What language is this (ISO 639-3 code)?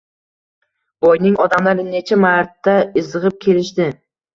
uzb